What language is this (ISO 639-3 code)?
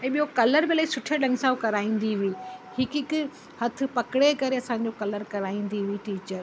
snd